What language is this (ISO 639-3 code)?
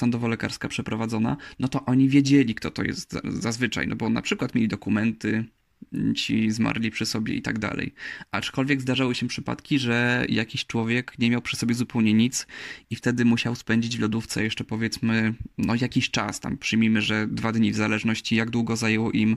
pol